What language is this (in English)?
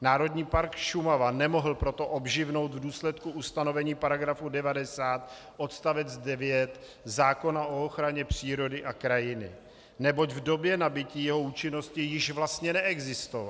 Czech